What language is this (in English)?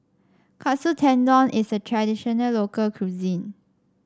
English